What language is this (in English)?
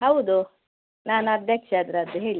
Kannada